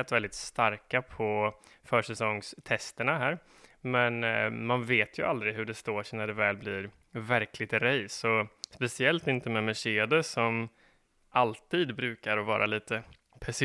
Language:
Swedish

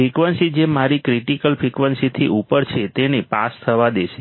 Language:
Gujarati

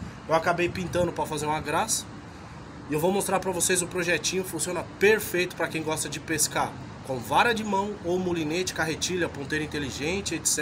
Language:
Portuguese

